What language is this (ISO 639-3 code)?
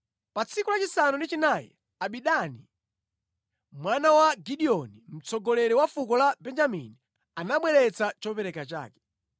nya